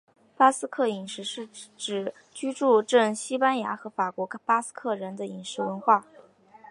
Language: Chinese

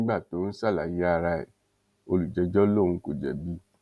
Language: Yoruba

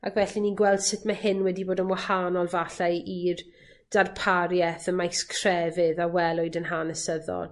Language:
Welsh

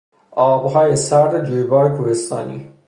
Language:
Persian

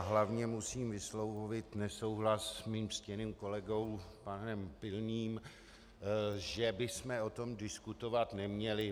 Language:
Czech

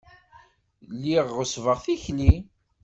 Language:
Kabyle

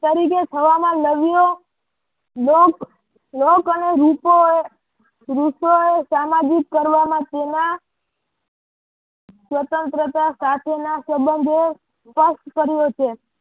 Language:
Gujarati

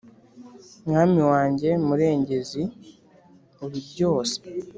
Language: Kinyarwanda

